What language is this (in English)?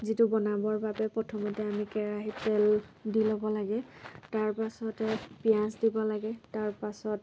Assamese